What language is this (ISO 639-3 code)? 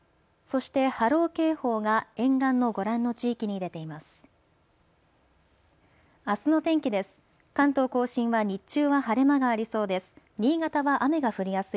jpn